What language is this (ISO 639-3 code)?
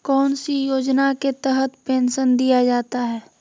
mag